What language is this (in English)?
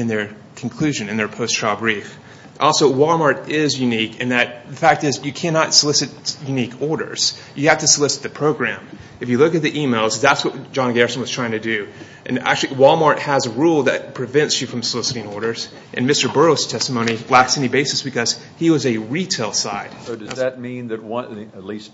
English